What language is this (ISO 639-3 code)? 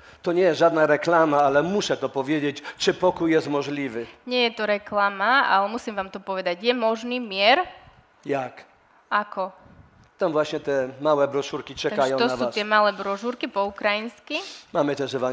slk